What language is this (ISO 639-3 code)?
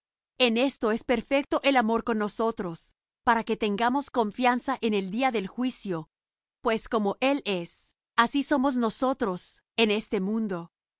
spa